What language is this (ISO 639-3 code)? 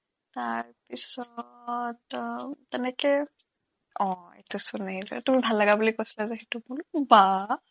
asm